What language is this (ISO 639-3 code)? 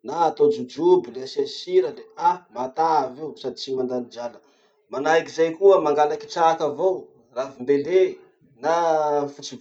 msh